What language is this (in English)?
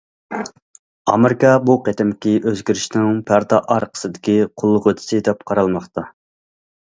Uyghur